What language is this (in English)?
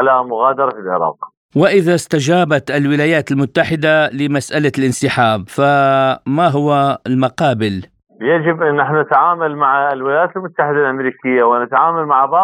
Arabic